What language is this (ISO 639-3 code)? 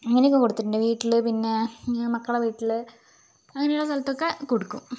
mal